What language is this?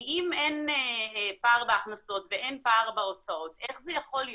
Hebrew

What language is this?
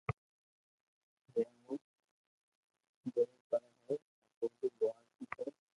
Loarki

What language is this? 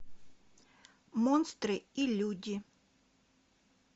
Russian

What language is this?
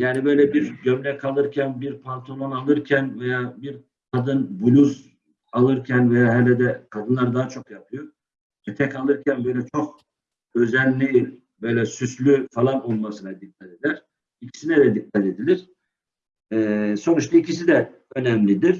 Turkish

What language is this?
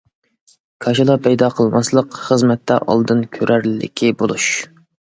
Uyghur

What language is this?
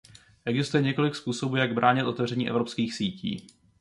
Czech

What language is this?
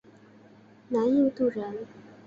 Chinese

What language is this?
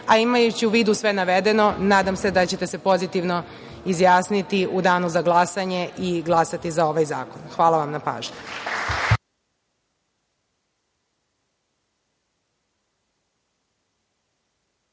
Serbian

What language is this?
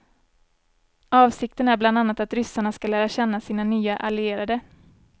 Swedish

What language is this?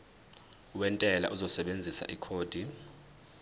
Zulu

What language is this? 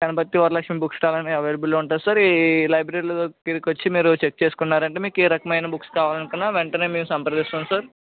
Telugu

